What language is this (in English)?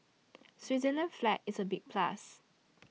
English